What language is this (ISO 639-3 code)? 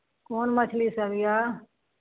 mai